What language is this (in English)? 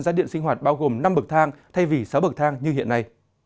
Vietnamese